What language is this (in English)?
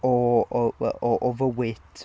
Welsh